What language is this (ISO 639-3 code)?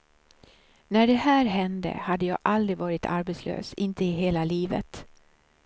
swe